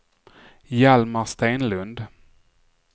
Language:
Swedish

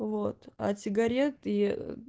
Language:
Russian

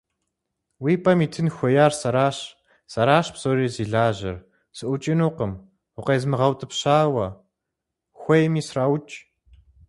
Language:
Kabardian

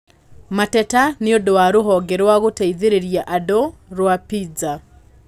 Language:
Kikuyu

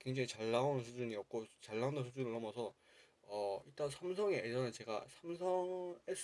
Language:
Korean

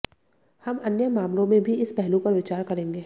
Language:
Hindi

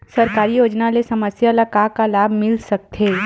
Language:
Chhattisgarhi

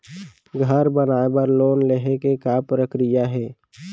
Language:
Chhattisgarhi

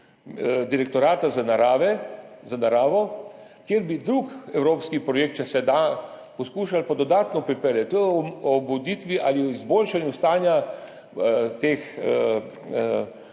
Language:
Slovenian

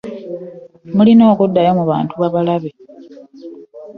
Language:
Ganda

